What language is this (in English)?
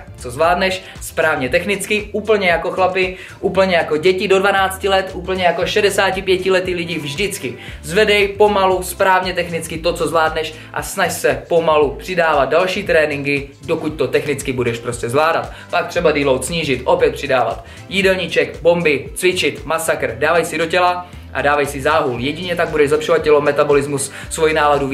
Czech